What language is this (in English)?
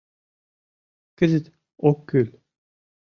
Mari